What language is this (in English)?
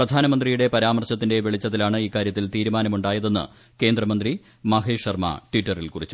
Malayalam